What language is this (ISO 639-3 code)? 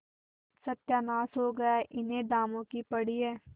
hin